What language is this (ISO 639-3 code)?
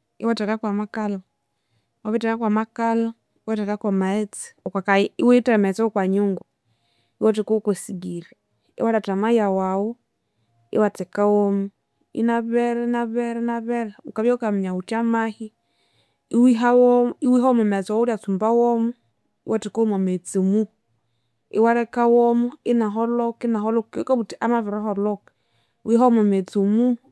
koo